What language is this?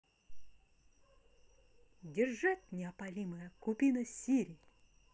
Russian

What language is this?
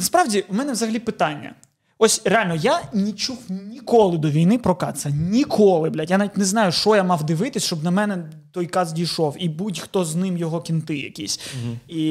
Ukrainian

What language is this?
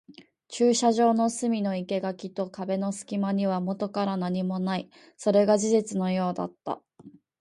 Japanese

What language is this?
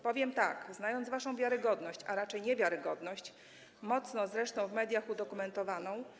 Polish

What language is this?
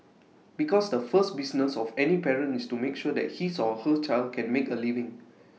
English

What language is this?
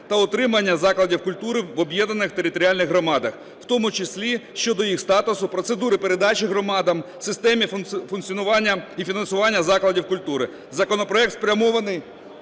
Ukrainian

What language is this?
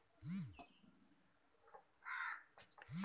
Maithili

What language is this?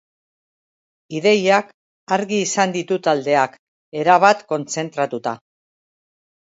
Basque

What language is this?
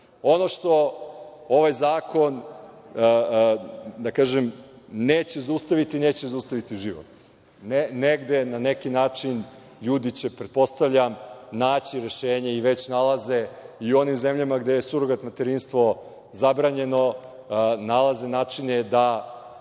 Serbian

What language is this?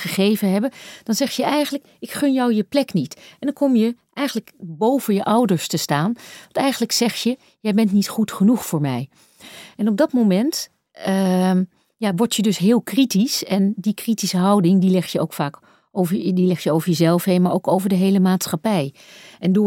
Dutch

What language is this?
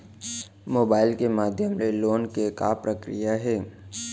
Chhattisgarhi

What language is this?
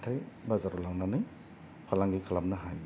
Bodo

